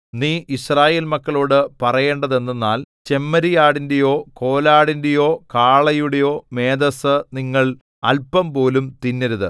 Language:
Malayalam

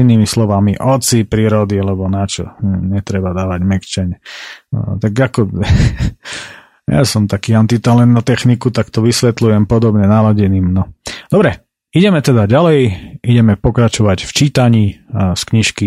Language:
Slovak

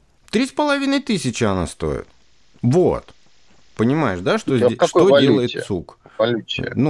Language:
Russian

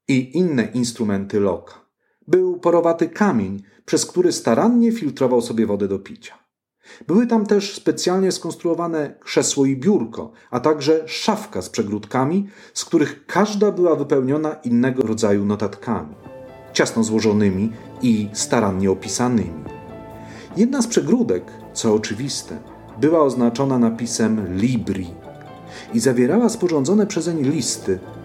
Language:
Polish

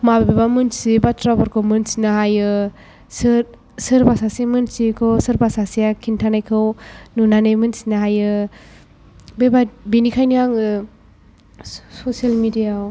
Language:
Bodo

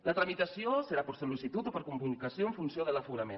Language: Catalan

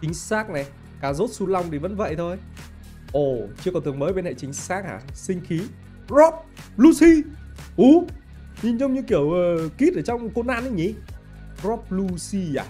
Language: Vietnamese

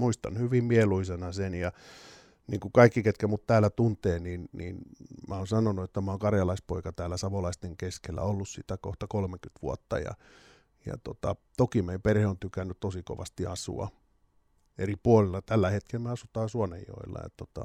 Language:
Finnish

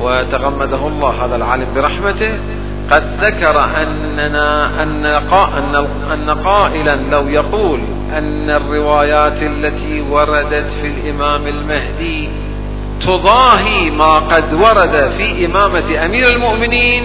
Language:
Arabic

